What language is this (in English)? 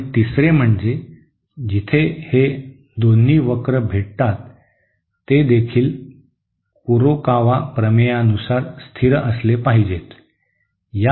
Marathi